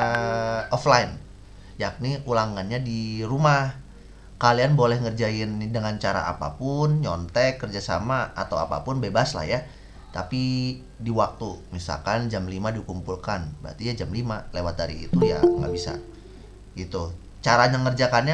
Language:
Indonesian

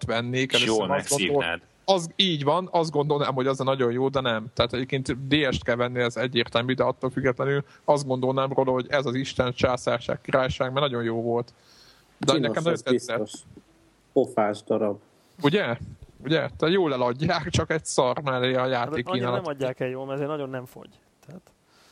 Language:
Hungarian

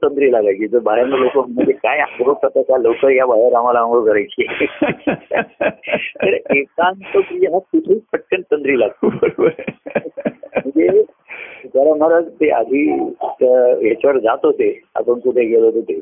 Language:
Marathi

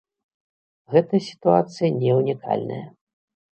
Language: Belarusian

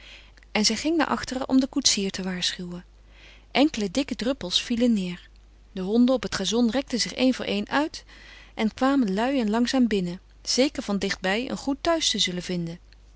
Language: Dutch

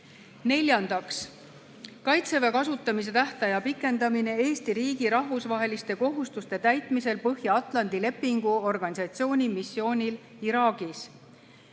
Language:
Estonian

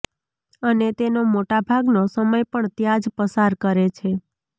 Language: Gujarati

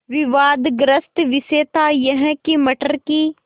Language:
Hindi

